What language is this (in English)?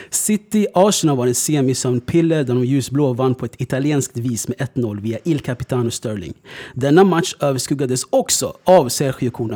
Swedish